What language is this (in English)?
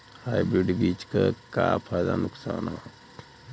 Bhojpuri